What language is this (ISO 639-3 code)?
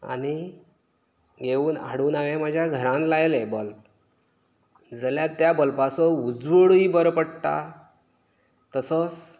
kok